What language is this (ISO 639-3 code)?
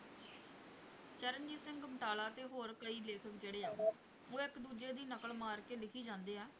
pan